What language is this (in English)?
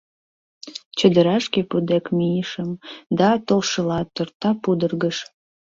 Mari